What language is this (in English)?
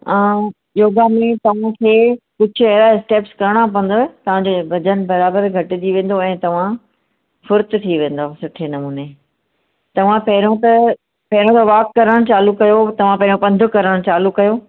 Sindhi